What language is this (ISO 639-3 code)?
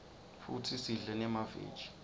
ssw